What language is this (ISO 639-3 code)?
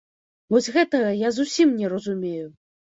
bel